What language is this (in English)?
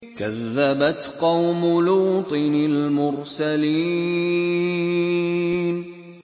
Arabic